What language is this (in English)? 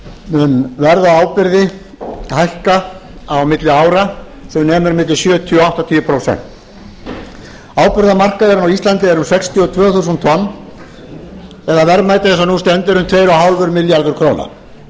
Icelandic